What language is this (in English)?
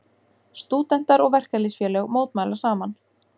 Icelandic